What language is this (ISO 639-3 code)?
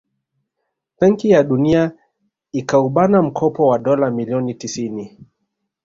swa